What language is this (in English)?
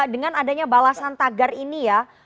Indonesian